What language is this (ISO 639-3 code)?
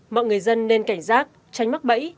vie